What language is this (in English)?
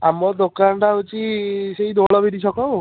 Odia